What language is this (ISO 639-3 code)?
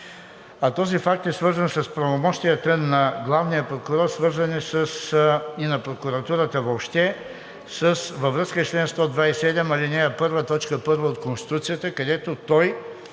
bul